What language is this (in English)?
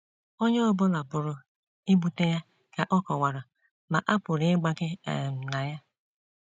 Igbo